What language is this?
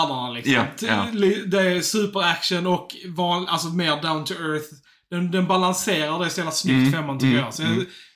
Swedish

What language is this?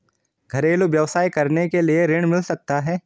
Hindi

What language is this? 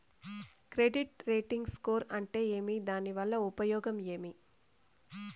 Telugu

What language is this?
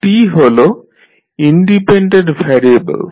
Bangla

